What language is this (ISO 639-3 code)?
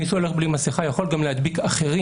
heb